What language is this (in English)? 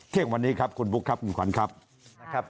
Thai